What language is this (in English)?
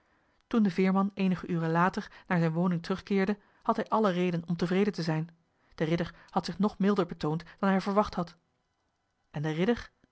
Dutch